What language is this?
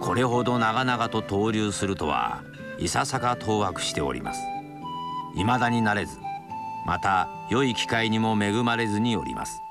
Japanese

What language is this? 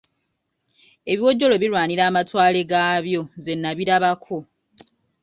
Ganda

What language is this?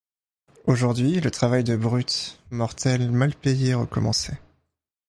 French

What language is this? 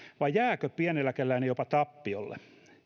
Finnish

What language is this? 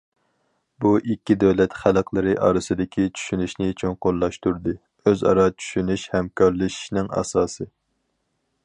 Uyghur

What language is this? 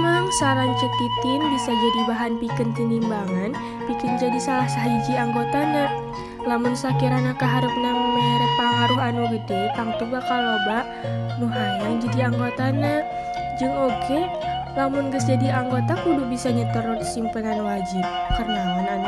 Indonesian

